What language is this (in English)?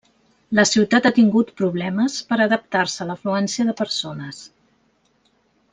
Catalan